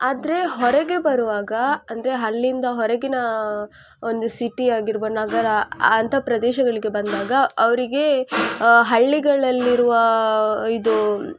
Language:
Kannada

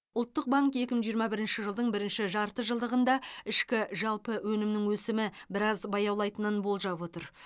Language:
Kazakh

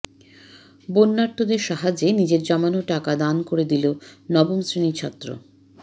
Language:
Bangla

